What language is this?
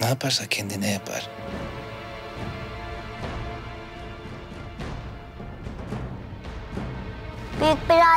Turkish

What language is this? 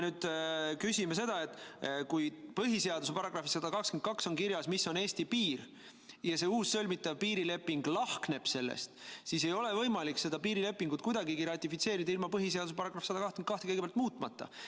Estonian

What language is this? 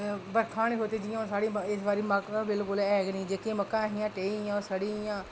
Dogri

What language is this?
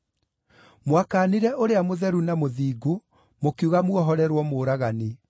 Kikuyu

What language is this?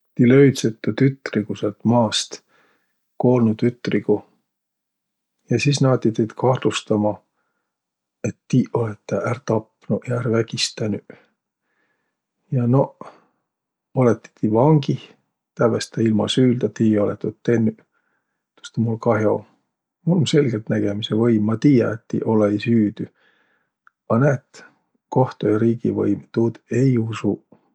Võro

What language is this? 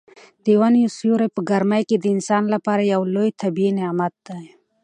Pashto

